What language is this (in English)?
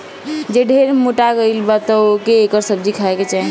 Bhojpuri